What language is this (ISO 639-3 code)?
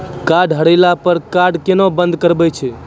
mai